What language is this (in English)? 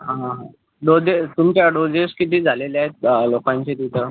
Marathi